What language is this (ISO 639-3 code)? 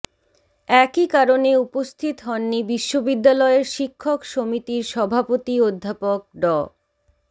ben